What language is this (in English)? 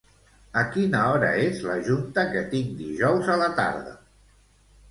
Catalan